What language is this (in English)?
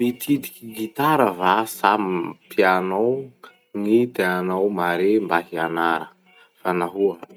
Masikoro Malagasy